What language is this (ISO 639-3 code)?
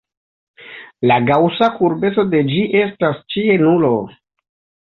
epo